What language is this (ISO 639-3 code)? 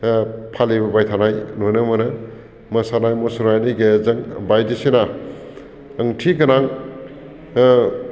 brx